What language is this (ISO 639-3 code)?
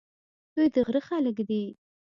pus